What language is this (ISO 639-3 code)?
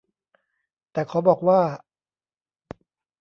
tha